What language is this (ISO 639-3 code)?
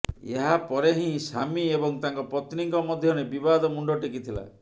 ori